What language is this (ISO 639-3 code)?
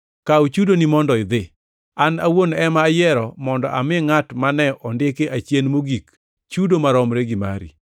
luo